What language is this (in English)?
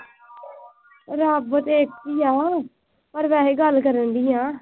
Punjabi